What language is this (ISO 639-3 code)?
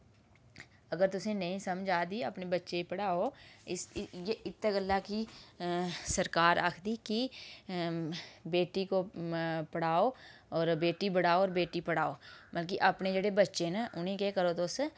doi